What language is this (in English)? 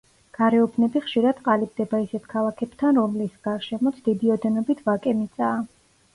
Georgian